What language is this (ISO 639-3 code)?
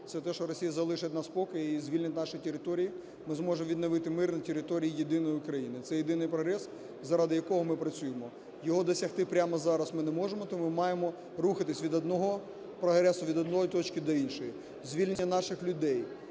ukr